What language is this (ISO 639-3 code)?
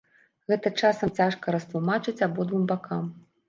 bel